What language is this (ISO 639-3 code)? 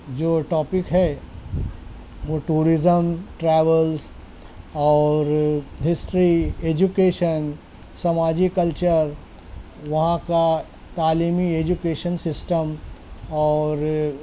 urd